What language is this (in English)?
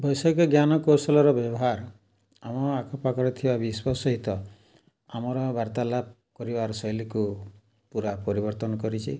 Odia